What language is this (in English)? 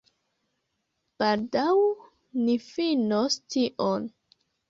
Esperanto